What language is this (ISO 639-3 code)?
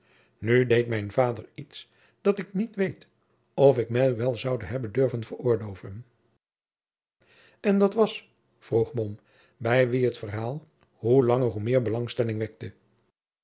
nld